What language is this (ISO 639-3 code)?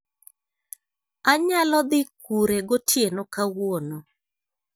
luo